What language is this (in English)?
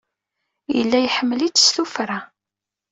Kabyle